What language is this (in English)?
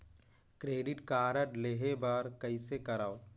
Chhattisgarhi